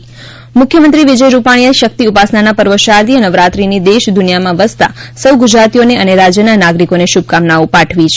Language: Gujarati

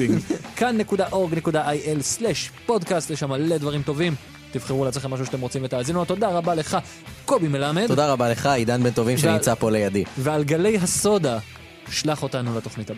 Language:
Hebrew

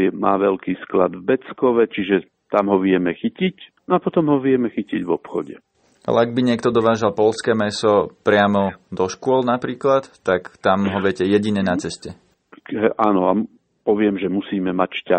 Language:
Slovak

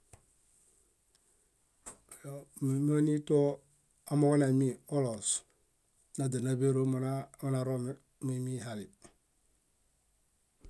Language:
Bayot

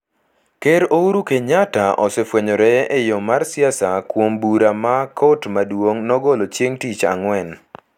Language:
Luo (Kenya and Tanzania)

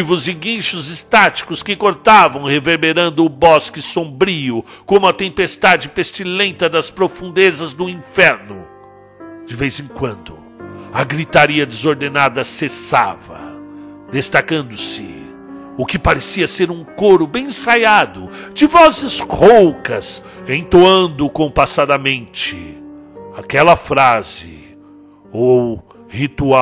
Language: Portuguese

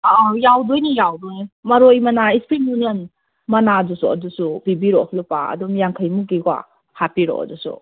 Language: Manipuri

